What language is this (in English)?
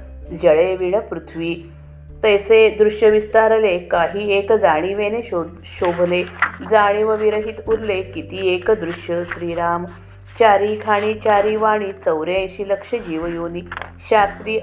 Marathi